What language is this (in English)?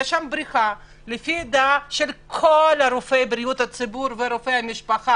Hebrew